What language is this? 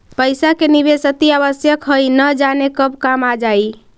Magahi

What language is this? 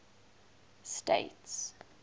English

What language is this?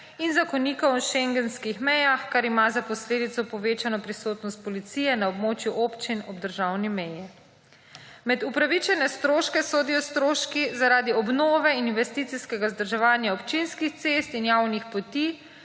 Slovenian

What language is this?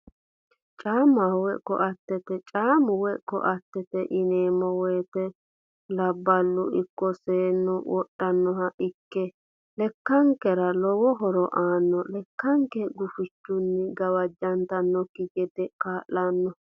Sidamo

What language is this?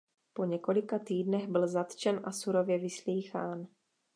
Czech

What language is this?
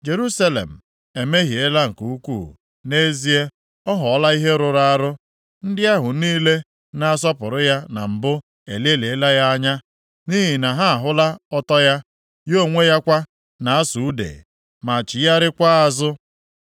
Igbo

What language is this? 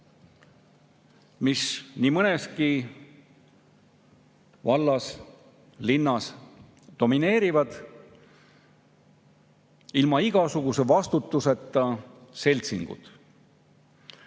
Estonian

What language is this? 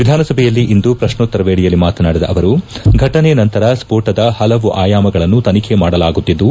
Kannada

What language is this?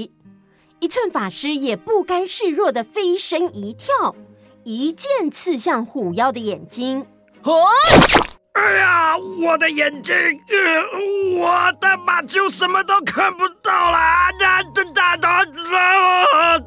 Chinese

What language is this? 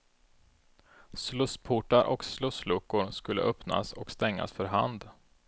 Swedish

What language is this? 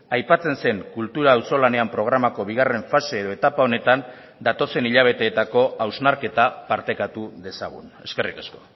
Basque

